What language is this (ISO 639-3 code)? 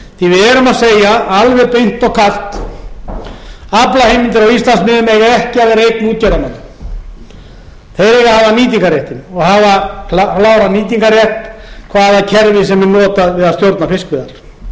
isl